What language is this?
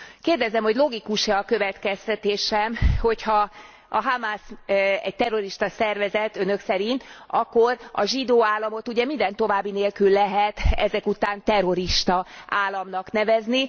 Hungarian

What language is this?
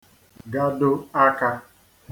Igbo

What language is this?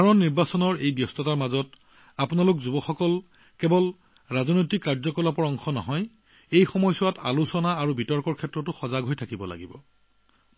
Assamese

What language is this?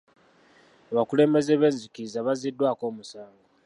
Ganda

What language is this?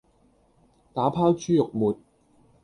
Cantonese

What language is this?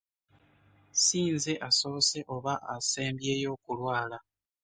Ganda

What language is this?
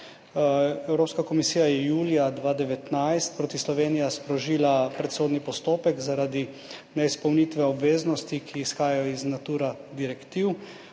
Slovenian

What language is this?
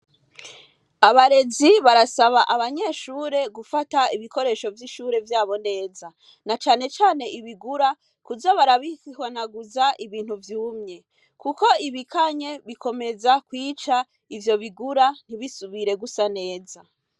Rundi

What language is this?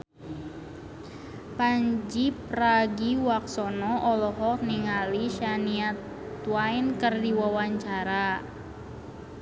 Sundanese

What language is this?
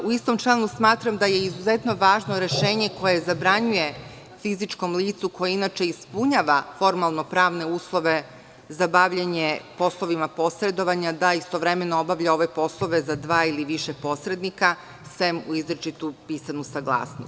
Serbian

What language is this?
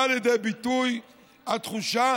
Hebrew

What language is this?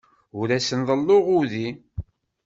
Kabyle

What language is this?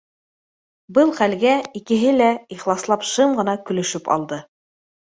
Bashkir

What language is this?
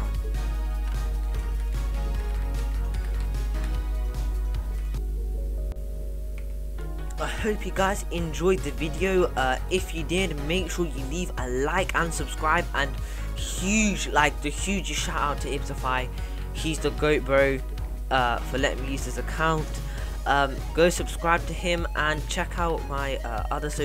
English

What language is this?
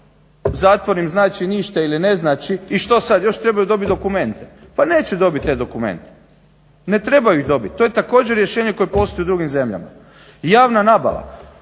Croatian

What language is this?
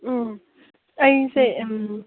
Manipuri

